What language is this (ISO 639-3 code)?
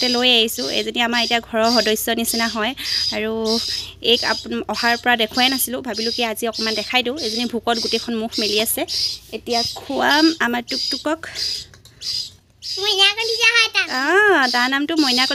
tha